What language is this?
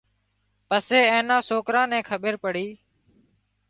Wadiyara Koli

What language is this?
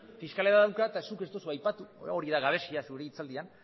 Basque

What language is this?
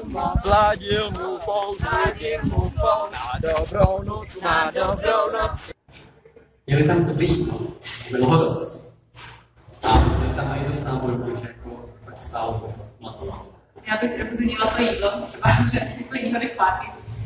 Czech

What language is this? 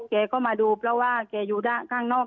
Thai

